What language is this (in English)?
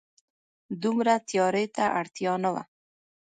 Pashto